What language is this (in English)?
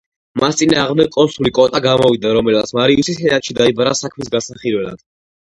Georgian